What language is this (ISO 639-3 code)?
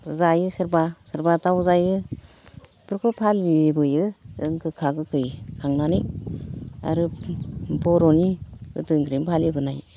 brx